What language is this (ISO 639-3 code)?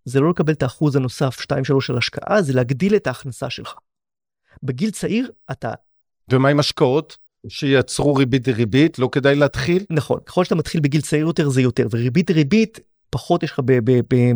heb